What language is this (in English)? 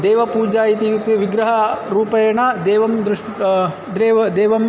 Sanskrit